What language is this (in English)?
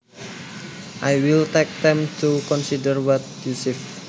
Javanese